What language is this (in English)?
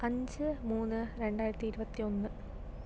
Malayalam